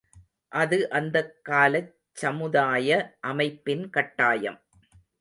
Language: Tamil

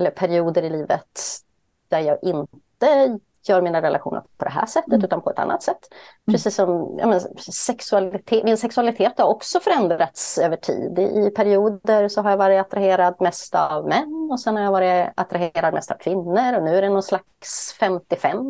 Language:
Swedish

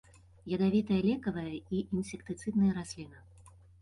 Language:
Belarusian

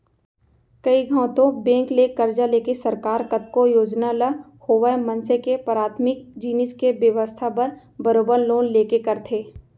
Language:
Chhattisgarhi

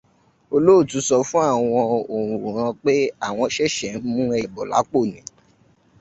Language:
Yoruba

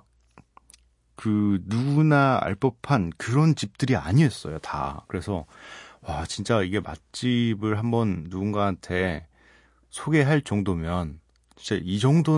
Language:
Korean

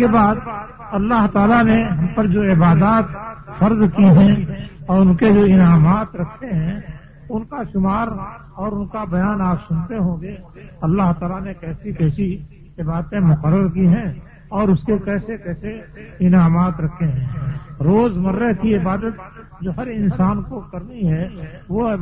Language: Urdu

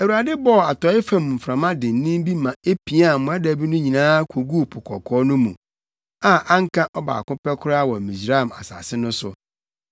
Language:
Akan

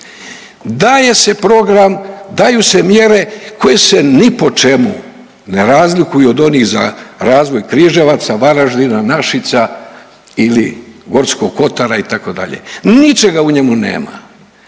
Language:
Croatian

